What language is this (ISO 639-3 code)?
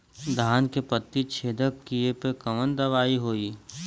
bho